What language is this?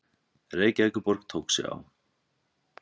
Icelandic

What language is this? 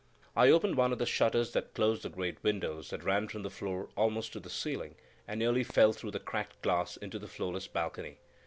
English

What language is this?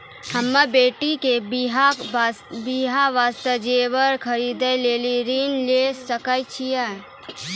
Maithili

